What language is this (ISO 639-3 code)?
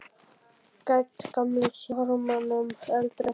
isl